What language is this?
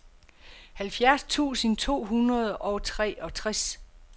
Danish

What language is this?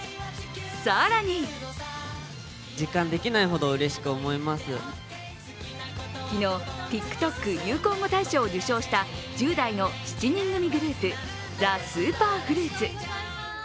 Japanese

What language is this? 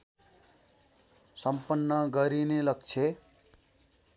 Nepali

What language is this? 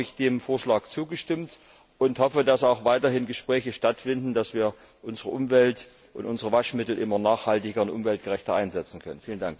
German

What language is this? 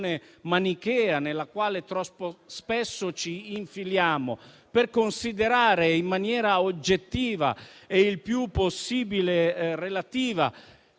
Italian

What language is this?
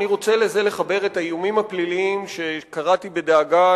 Hebrew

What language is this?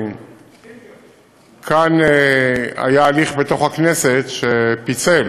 Hebrew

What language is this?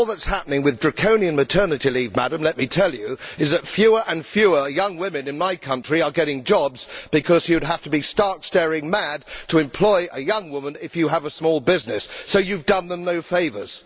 English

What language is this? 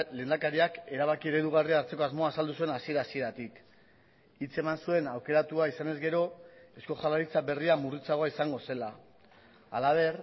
Basque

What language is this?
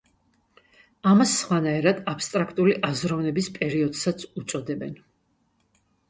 Georgian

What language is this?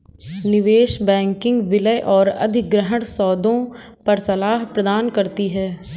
Hindi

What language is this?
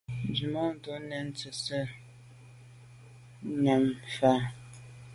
Medumba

